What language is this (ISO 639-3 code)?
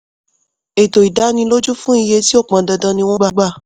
yor